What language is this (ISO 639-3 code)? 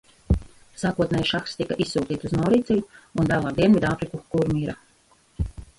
lav